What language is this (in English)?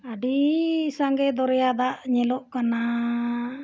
Santali